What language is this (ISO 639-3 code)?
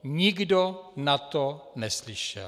ces